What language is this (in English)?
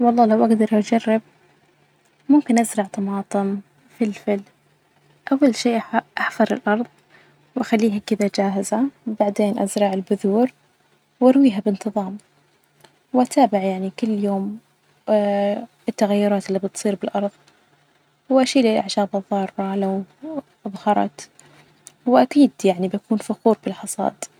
Najdi Arabic